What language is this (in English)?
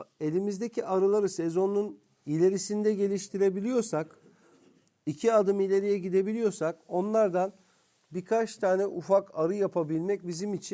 Turkish